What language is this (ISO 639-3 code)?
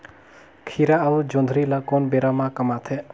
hne